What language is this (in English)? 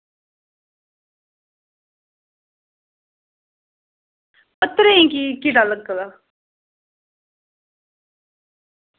Dogri